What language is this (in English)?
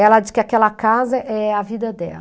Portuguese